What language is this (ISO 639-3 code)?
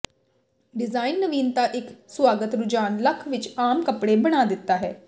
pan